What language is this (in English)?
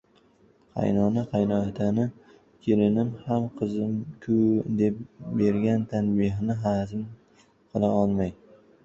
Uzbek